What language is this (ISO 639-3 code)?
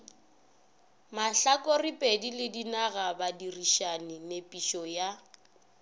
nso